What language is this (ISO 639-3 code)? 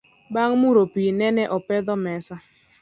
luo